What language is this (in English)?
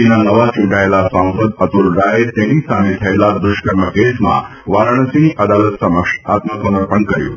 Gujarati